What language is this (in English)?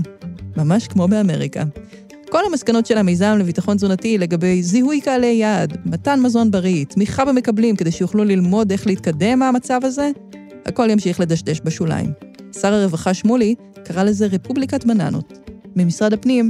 Hebrew